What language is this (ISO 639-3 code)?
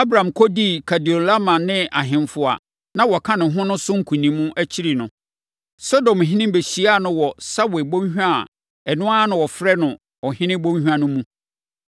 aka